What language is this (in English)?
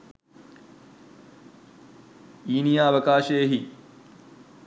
Sinhala